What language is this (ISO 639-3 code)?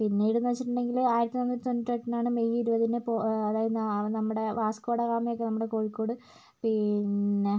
mal